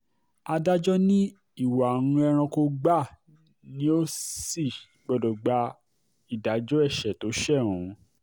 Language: Yoruba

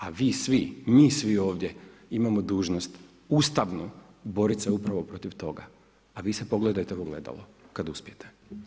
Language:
Croatian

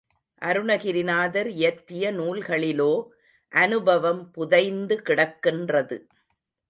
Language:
Tamil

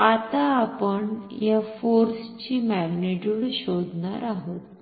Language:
Marathi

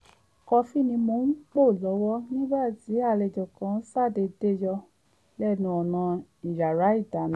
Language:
Yoruba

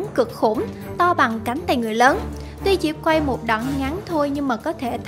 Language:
Vietnamese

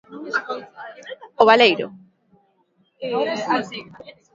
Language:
Galician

